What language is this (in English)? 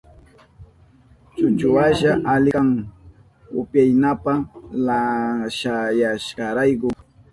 Southern Pastaza Quechua